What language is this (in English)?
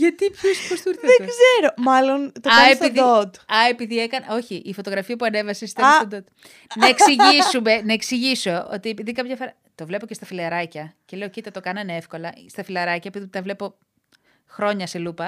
Greek